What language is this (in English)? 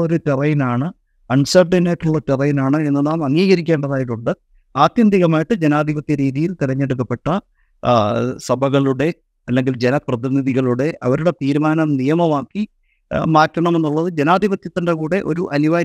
Malayalam